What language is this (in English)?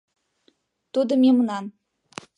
Mari